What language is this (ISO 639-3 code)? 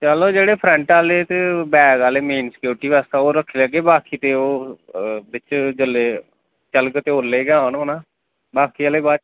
doi